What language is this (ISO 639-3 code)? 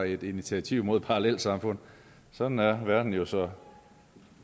dan